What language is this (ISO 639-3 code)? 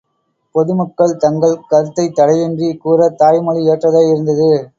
tam